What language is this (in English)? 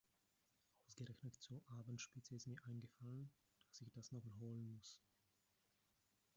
German